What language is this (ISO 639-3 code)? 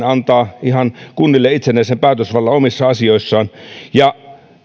fin